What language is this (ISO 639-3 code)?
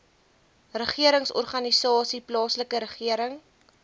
afr